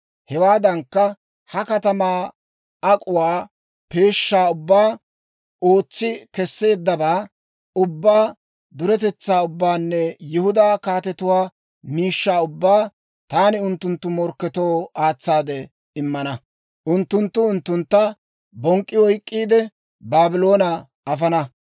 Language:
Dawro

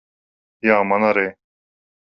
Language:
Latvian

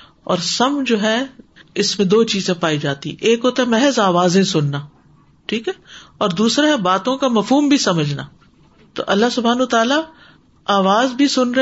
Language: Urdu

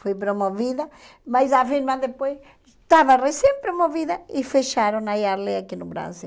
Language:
Portuguese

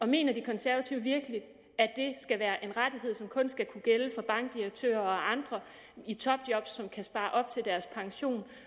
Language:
Danish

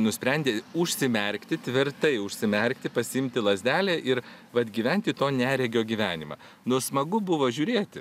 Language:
Lithuanian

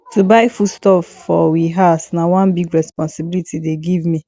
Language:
Nigerian Pidgin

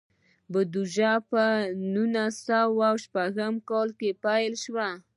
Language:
Pashto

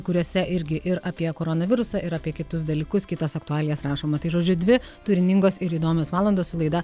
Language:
Lithuanian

